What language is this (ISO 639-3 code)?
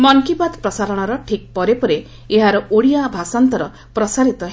ori